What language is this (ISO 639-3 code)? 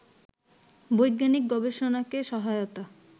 ben